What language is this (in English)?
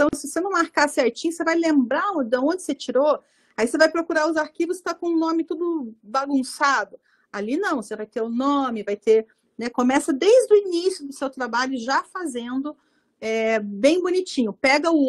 Portuguese